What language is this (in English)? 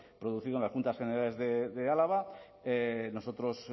Spanish